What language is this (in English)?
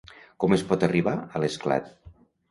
Catalan